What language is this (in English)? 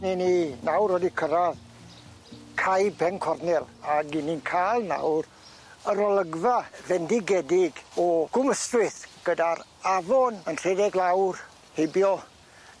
Welsh